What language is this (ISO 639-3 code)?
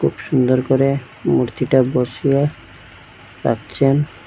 ben